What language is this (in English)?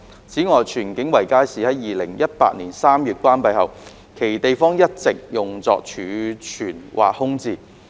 Cantonese